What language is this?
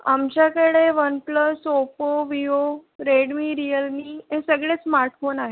Marathi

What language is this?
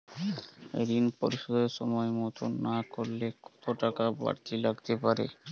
Bangla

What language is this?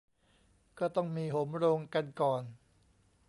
Thai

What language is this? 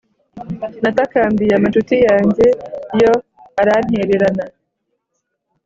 Kinyarwanda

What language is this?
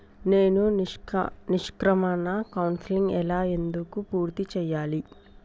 Telugu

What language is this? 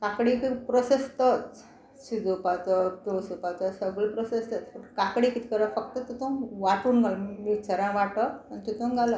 Konkani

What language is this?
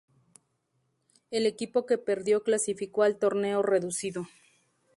Spanish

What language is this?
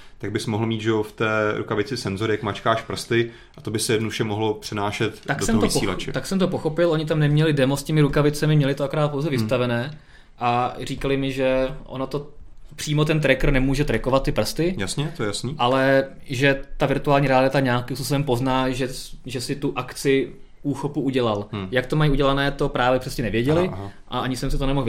Czech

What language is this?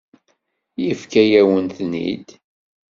Kabyle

